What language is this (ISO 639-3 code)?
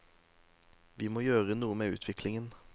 nor